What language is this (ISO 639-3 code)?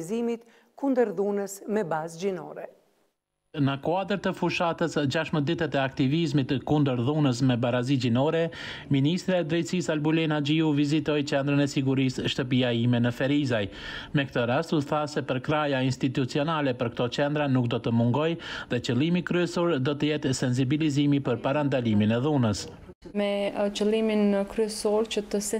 ron